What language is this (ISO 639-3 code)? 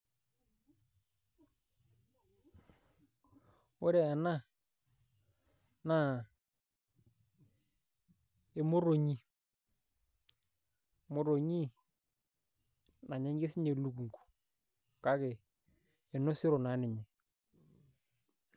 mas